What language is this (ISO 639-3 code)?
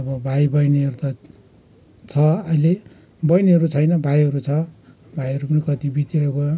nep